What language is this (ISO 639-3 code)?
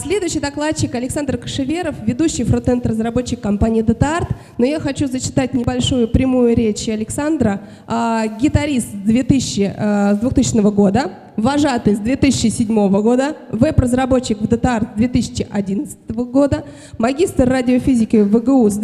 rus